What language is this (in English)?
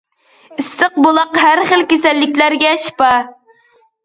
Uyghur